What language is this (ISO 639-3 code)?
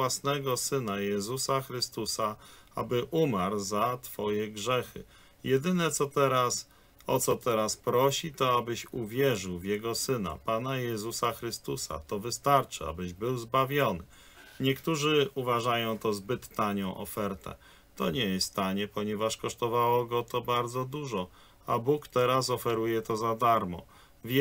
pol